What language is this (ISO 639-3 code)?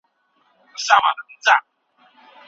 pus